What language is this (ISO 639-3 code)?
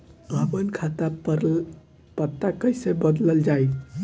bho